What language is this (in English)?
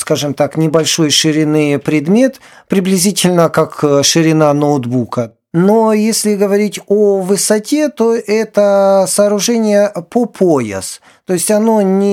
Ukrainian